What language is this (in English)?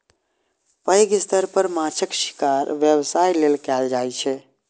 Maithili